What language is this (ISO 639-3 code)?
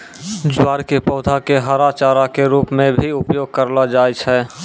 mai